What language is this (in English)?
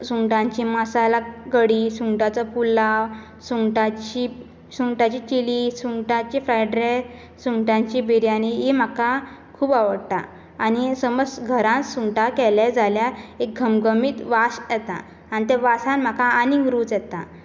Konkani